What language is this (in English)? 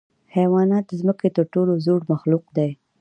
Pashto